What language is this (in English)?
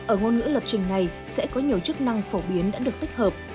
Vietnamese